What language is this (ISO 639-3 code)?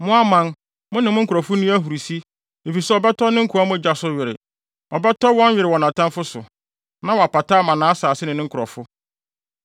aka